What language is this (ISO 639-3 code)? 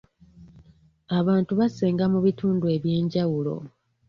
lug